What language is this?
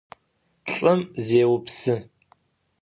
Adyghe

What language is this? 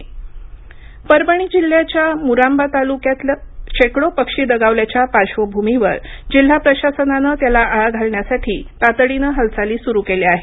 Marathi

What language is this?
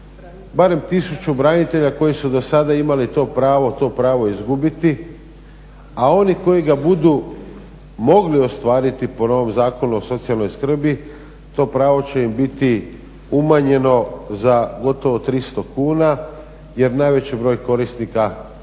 Croatian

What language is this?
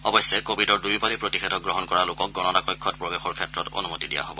Assamese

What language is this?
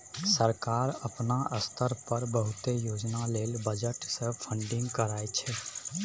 Maithili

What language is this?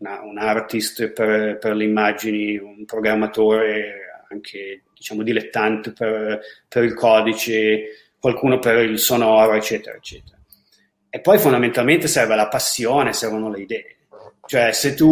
Italian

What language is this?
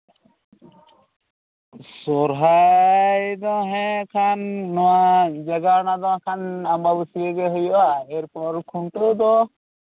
Santali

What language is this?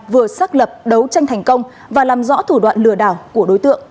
Vietnamese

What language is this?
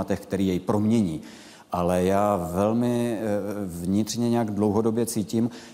Czech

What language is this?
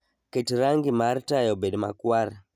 Luo (Kenya and Tanzania)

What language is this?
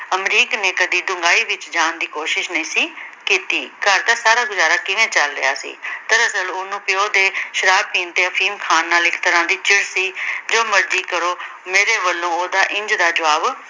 Punjabi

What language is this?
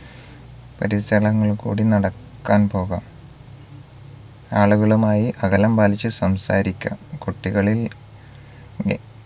Malayalam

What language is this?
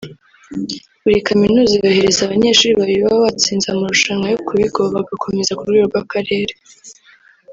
Kinyarwanda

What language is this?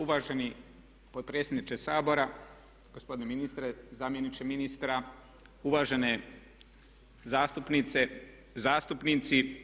Croatian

